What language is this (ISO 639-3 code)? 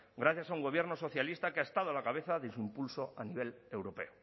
spa